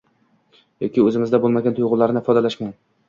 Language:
Uzbek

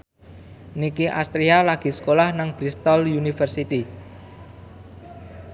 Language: Javanese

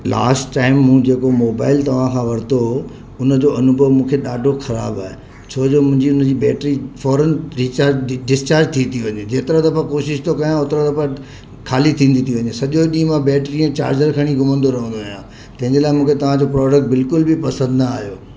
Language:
Sindhi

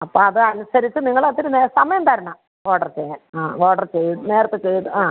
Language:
Malayalam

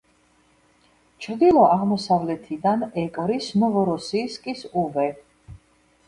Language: Georgian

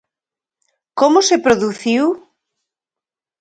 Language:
Galician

